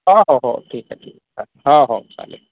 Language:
Marathi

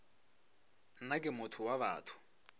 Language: Northern Sotho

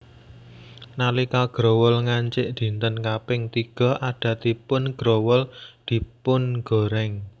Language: Javanese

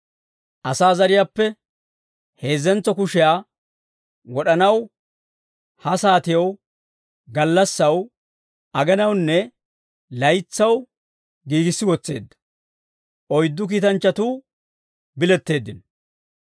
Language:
Dawro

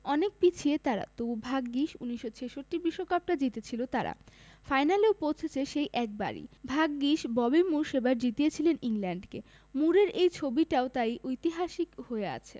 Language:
Bangla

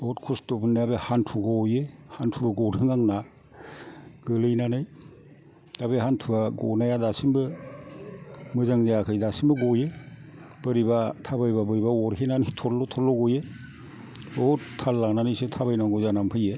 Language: Bodo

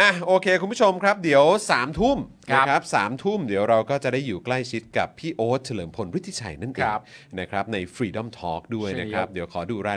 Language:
Thai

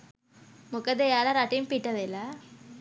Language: Sinhala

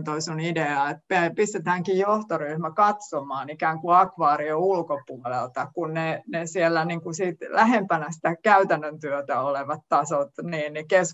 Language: Finnish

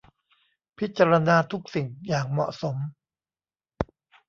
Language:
Thai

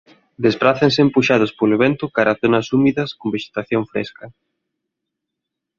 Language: Galician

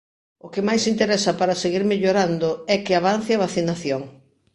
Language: Galician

